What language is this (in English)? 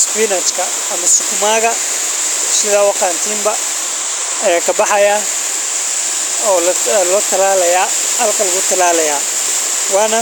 Somali